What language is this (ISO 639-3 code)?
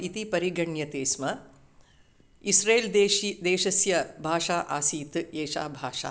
san